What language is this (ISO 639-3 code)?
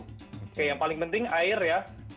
ind